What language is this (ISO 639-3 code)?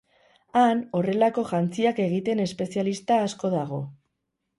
eus